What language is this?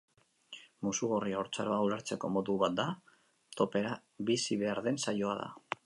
Basque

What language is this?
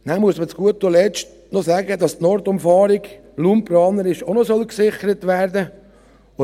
Swiss German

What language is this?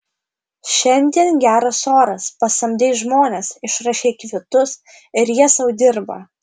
Lithuanian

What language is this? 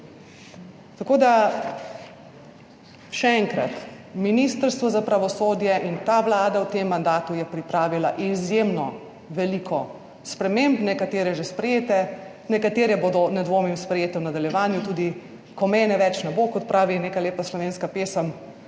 Slovenian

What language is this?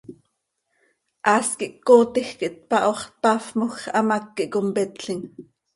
Seri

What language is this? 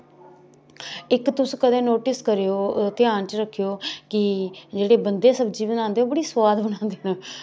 Dogri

